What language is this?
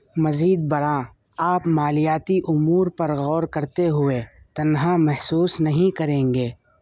Urdu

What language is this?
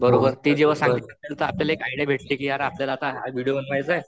Marathi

